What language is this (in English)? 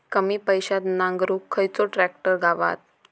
Marathi